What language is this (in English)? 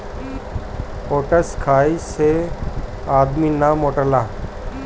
Bhojpuri